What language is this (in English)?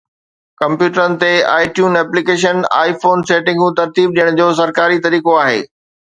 Sindhi